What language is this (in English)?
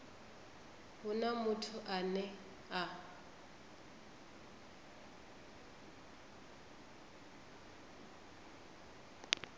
Venda